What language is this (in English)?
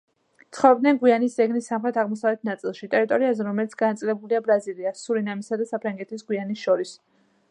Georgian